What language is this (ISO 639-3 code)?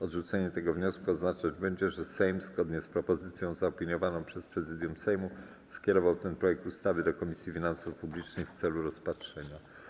pol